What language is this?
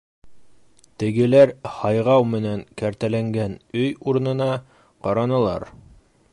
Bashkir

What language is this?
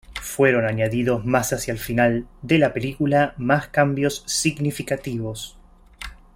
Spanish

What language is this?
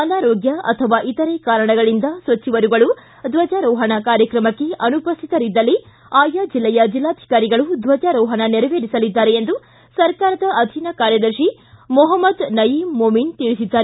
Kannada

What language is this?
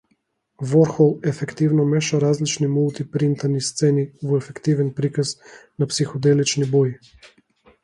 Macedonian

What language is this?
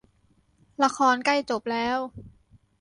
Thai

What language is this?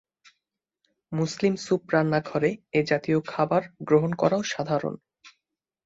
Bangla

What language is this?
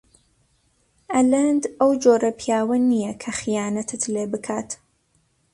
Central Kurdish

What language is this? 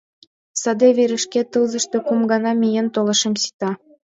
Mari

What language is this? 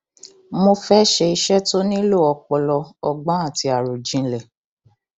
Yoruba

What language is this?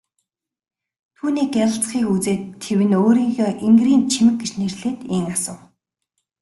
Mongolian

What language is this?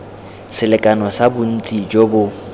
Tswana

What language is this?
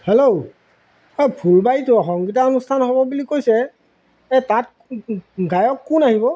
Assamese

